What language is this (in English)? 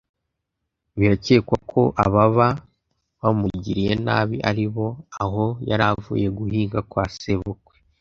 Kinyarwanda